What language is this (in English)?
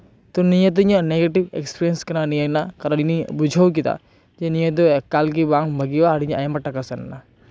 Santali